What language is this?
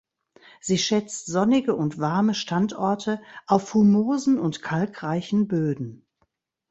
German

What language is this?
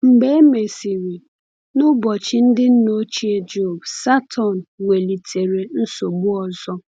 Igbo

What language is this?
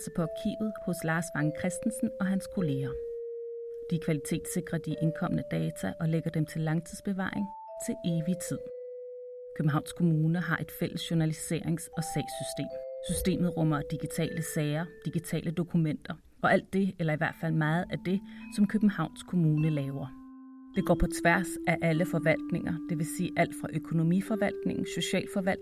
Danish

